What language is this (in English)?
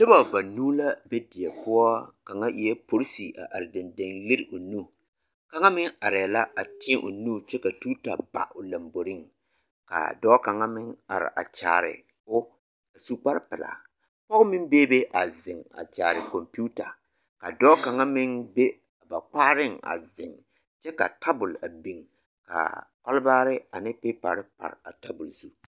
Southern Dagaare